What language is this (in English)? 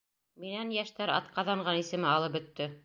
Bashkir